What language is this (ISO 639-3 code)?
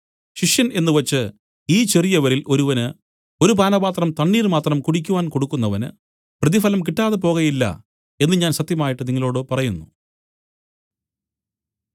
mal